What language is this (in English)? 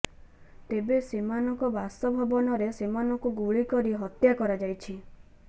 Odia